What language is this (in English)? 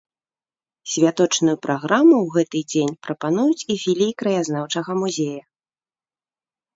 Belarusian